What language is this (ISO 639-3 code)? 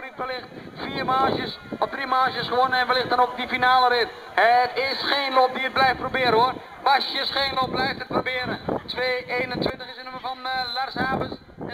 nld